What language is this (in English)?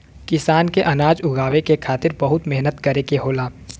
Bhojpuri